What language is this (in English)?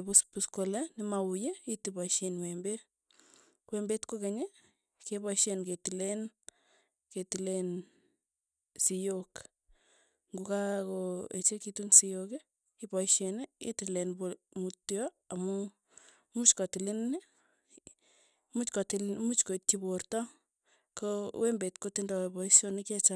Tugen